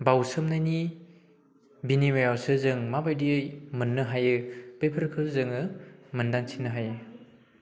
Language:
Bodo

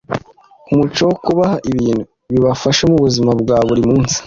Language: Kinyarwanda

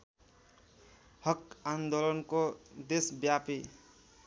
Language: Nepali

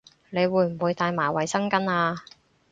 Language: Cantonese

